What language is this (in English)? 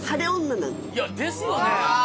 Japanese